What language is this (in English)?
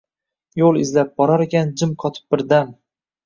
Uzbek